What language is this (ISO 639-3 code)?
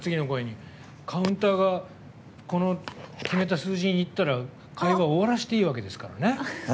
jpn